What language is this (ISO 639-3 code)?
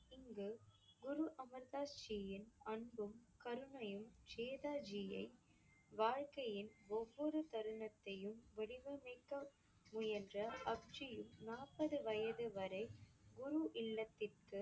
tam